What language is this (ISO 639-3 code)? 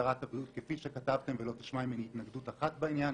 heb